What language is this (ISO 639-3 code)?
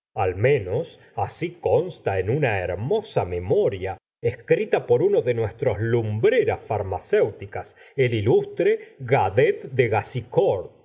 spa